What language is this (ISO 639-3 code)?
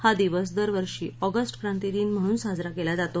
mar